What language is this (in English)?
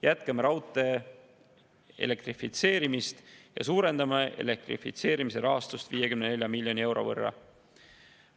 Estonian